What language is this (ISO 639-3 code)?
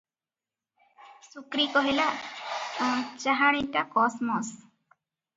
ori